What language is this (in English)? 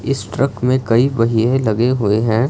Hindi